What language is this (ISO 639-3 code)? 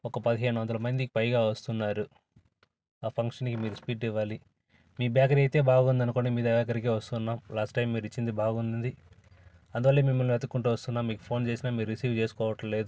tel